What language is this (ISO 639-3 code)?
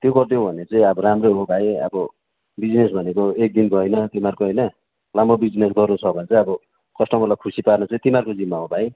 nep